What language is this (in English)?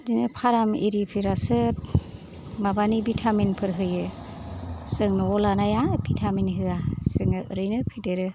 Bodo